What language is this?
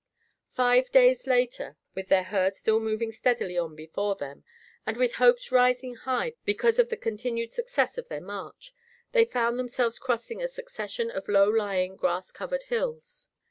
English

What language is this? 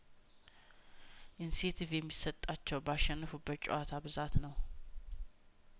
Amharic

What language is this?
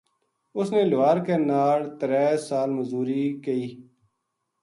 Gujari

